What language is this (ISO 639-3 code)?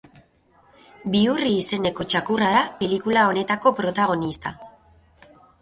eus